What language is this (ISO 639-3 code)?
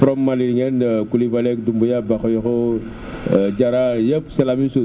wol